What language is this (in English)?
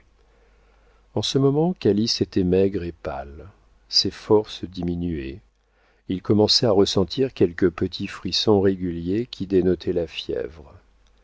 French